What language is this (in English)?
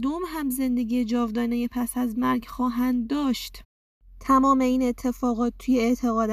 Persian